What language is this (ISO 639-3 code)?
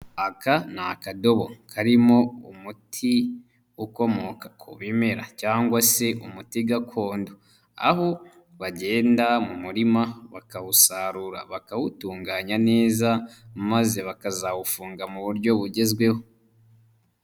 kin